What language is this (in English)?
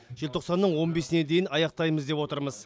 Kazakh